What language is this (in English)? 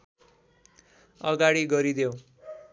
Nepali